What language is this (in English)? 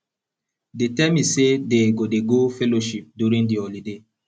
Nigerian Pidgin